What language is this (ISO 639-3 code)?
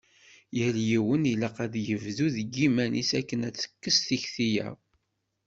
kab